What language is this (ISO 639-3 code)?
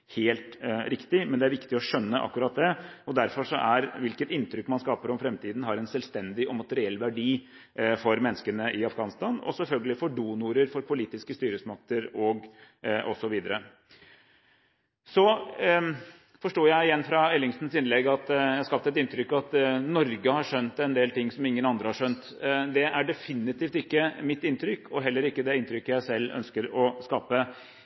nob